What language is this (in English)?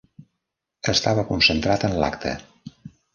Catalan